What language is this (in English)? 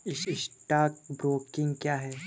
Hindi